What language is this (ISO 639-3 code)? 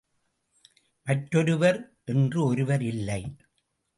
tam